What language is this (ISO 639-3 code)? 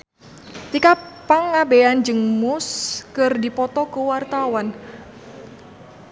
sun